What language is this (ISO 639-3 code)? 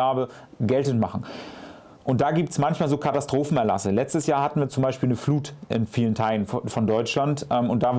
deu